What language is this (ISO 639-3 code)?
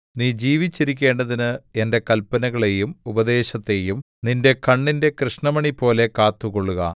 mal